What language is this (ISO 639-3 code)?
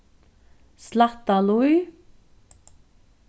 fao